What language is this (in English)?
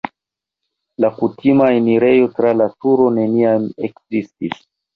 Esperanto